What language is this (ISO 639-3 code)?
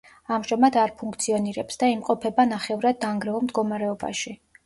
kat